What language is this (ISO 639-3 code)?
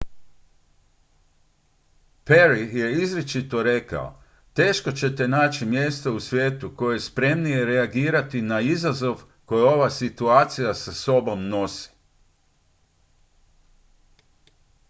hrv